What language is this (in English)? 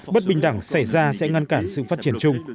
Vietnamese